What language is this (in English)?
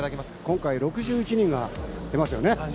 Japanese